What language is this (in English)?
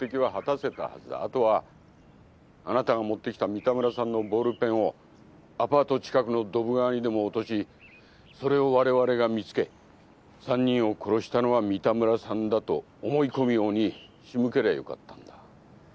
Japanese